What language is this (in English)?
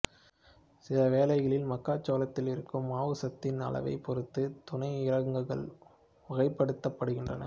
Tamil